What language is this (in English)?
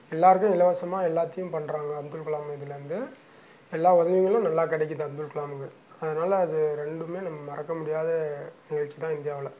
Tamil